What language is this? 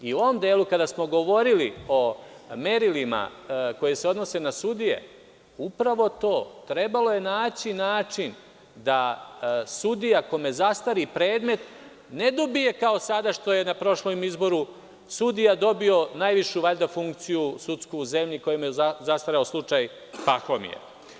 Serbian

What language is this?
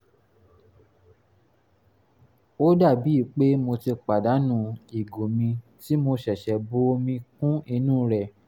Yoruba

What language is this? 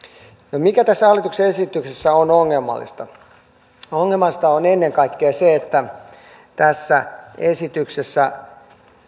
Finnish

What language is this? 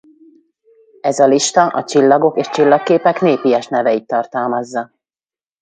Hungarian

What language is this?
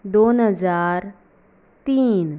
Konkani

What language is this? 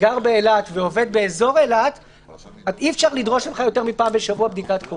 Hebrew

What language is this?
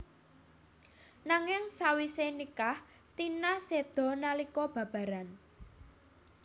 Javanese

